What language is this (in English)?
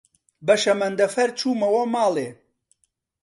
Central Kurdish